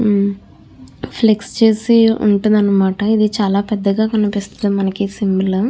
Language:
Telugu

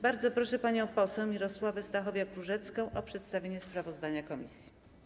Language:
Polish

